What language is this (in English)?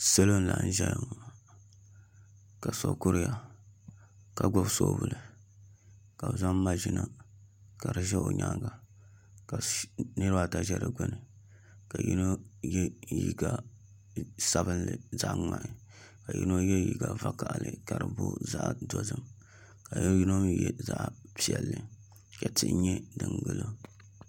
Dagbani